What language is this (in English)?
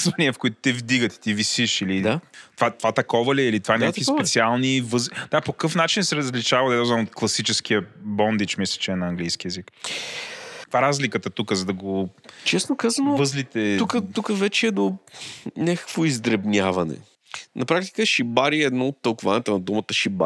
Bulgarian